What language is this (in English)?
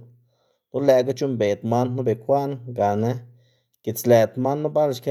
Xanaguía Zapotec